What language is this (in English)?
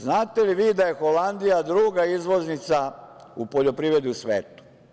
Serbian